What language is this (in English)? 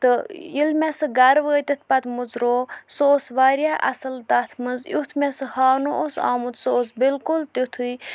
Kashmiri